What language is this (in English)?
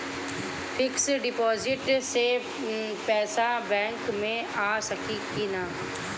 Bhojpuri